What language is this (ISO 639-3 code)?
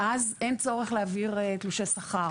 heb